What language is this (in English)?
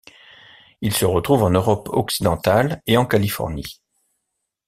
French